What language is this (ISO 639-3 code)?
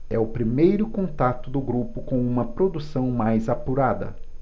por